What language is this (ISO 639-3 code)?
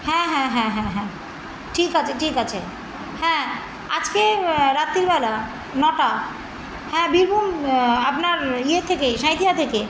ben